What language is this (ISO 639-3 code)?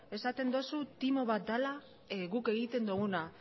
eus